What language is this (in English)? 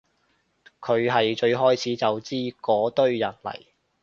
Cantonese